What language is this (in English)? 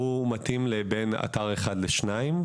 Hebrew